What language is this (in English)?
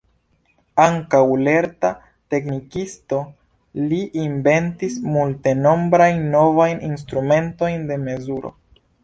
Esperanto